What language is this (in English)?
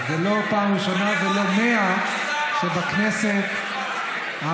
Hebrew